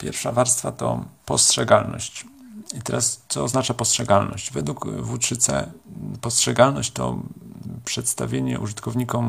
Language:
Polish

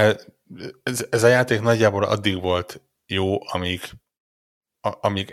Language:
Hungarian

